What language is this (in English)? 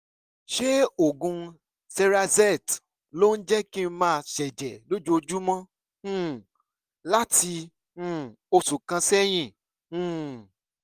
Yoruba